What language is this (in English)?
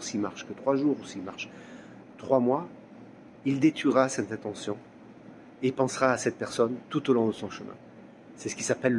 French